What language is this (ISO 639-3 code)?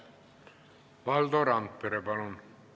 est